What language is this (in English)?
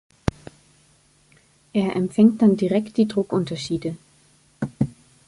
German